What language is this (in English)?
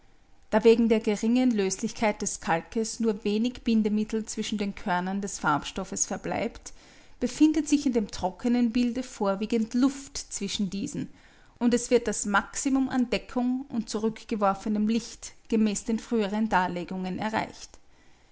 German